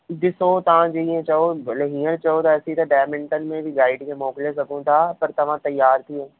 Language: Sindhi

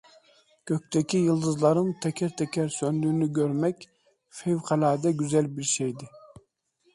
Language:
Turkish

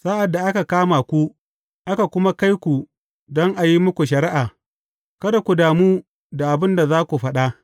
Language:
Hausa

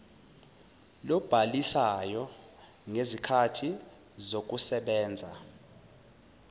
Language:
Zulu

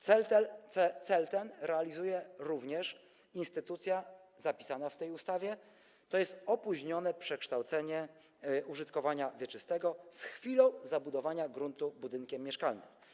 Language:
Polish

